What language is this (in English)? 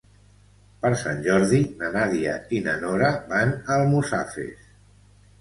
Catalan